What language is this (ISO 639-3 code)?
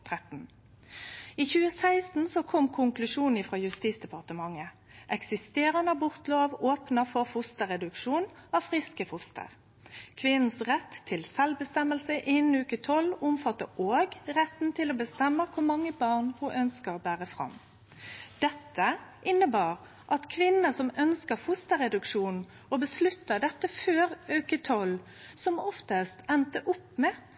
nno